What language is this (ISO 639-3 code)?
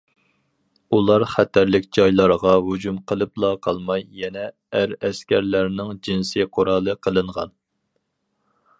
uig